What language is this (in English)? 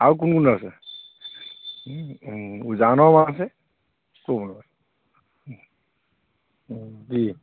Assamese